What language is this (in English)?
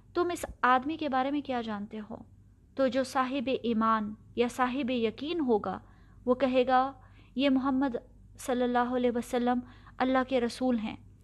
Urdu